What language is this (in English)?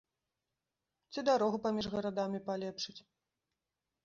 Belarusian